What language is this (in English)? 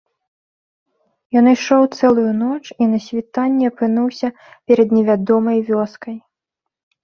Belarusian